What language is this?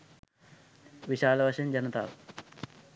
Sinhala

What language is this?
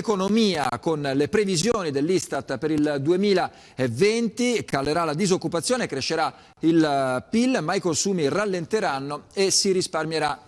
Italian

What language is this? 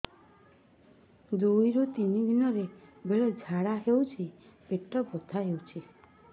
Odia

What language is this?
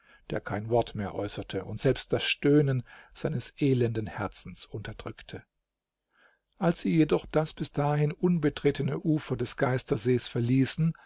German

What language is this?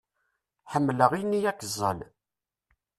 Kabyle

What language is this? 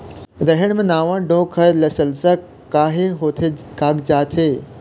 Chhattisgarhi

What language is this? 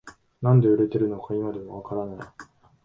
Japanese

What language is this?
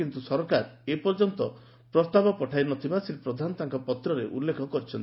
Odia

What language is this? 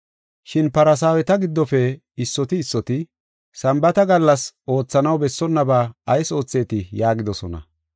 Gofa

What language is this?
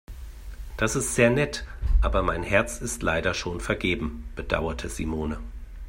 German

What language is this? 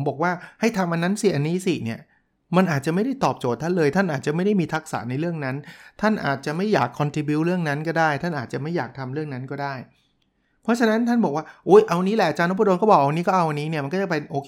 Thai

